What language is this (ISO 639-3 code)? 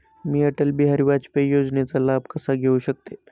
mar